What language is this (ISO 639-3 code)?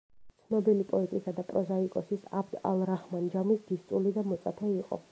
kat